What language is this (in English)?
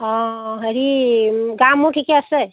Assamese